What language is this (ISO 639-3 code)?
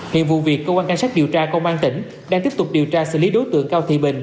vie